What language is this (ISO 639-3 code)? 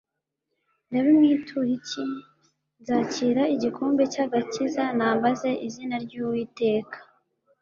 kin